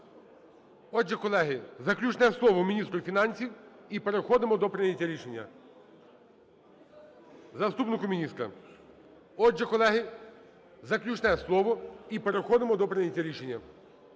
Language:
Ukrainian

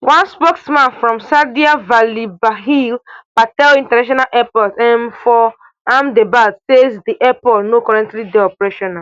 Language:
Nigerian Pidgin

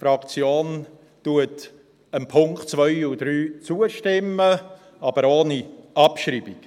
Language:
Swiss German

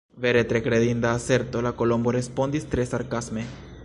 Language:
Esperanto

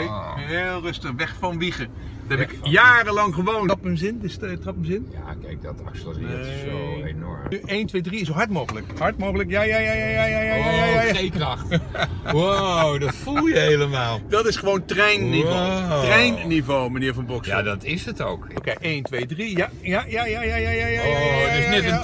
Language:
Dutch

